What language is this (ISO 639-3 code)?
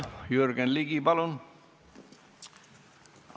est